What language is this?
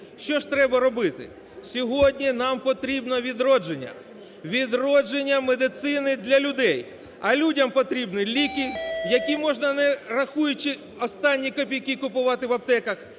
Ukrainian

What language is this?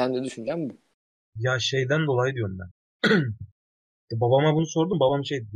Turkish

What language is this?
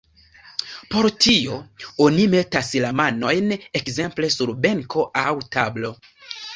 Esperanto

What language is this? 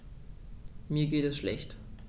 German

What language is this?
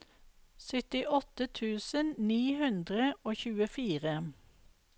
Norwegian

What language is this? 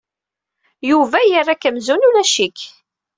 Kabyle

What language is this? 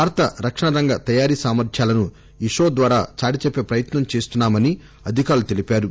Telugu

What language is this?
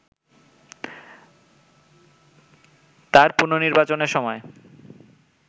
Bangla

